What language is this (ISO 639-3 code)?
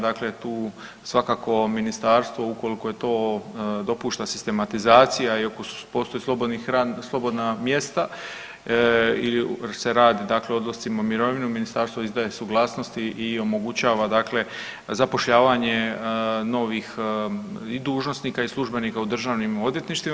hrv